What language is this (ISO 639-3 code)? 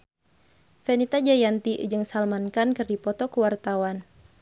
sun